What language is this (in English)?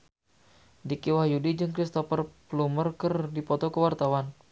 Sundanese